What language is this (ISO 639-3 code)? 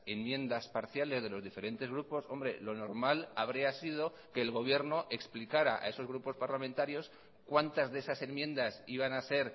spa